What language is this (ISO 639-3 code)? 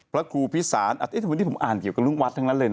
tha